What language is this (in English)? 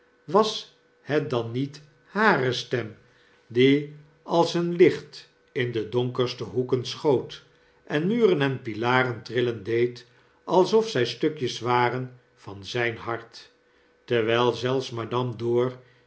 Dutch